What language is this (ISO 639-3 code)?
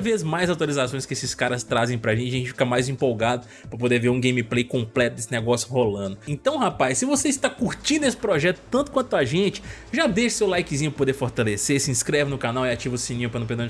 por